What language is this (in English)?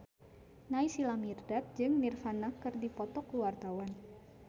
Sundanese